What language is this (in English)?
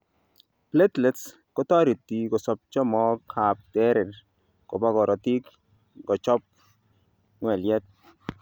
Kalenjin